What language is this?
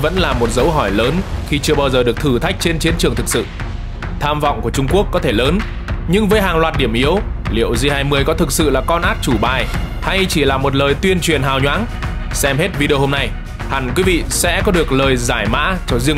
Vietnamese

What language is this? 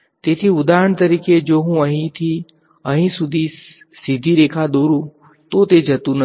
Gujarati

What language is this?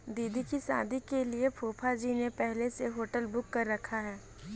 Hindi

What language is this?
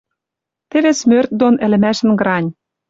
Western Mari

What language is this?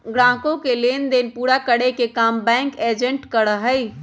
Magahi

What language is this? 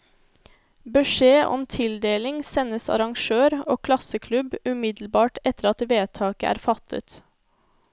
Norwegian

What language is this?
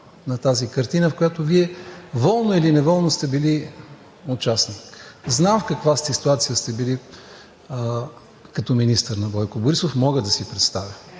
Bulgarian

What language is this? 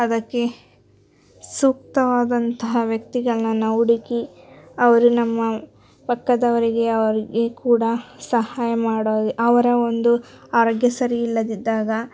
Kannada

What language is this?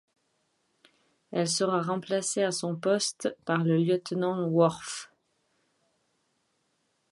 French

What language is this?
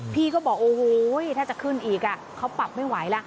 Thai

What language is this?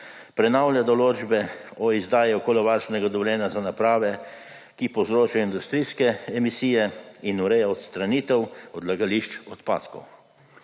Slovenian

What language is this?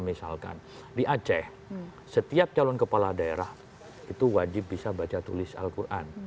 Indonesian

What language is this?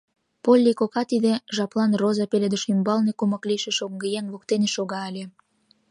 Mari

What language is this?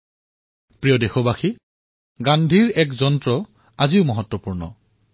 Assamese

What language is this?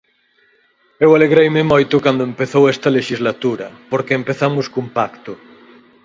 Galician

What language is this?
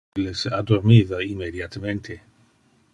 Interlingua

